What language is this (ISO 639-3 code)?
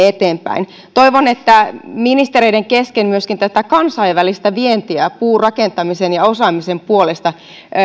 fin